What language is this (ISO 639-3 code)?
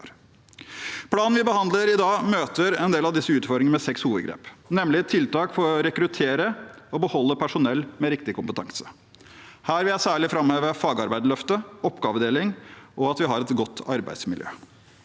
nor